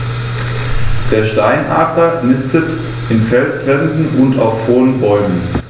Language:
German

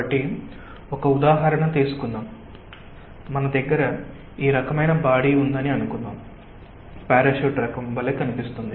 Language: Telugu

